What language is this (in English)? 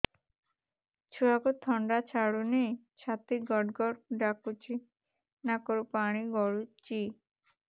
Odia